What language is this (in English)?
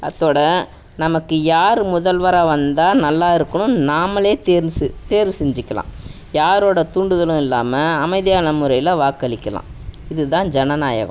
Tamil